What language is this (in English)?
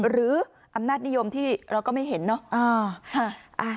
Thai